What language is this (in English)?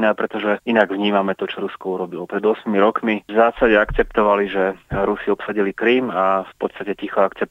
Slovak